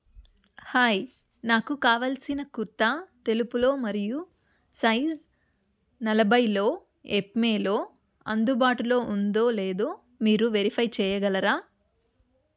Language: Telugu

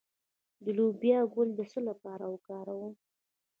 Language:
Pashto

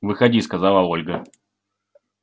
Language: Russian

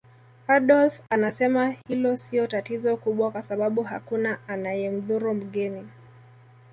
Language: Swahili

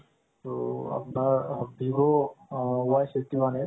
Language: Assamese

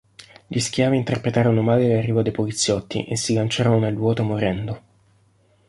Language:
Italian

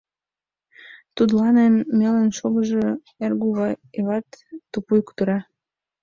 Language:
Mari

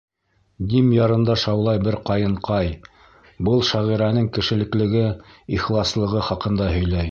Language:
Bashkir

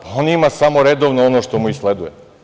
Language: Serbian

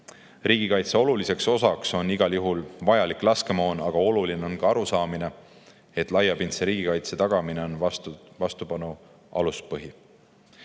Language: Estonian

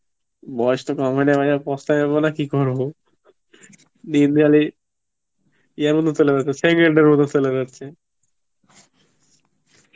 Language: Bangla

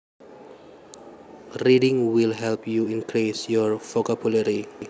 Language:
Javanese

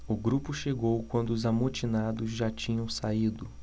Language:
Portuguese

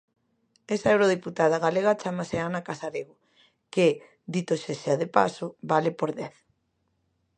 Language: Galician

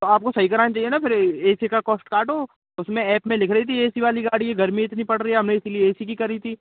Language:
Hindi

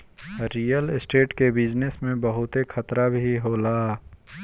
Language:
Bhojpuri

